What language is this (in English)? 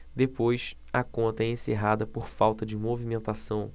Portuguese